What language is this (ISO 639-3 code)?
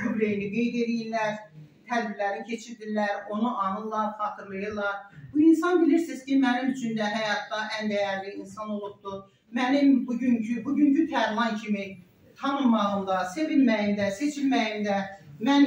tur